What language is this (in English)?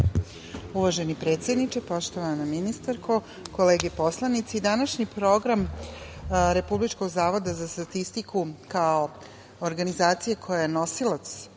Serbian